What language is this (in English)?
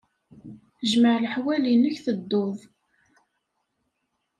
Kabyle